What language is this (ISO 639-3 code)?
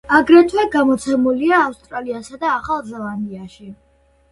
kat